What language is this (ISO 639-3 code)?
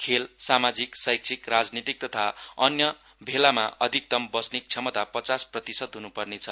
nep